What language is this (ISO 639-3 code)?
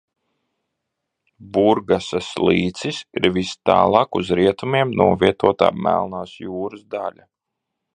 lav